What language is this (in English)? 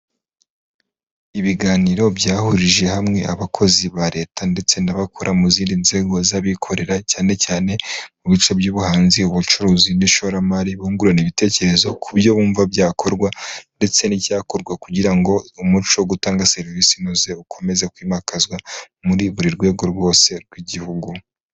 Kinyarwanda